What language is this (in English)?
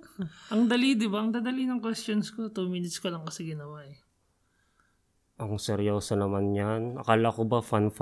Filipino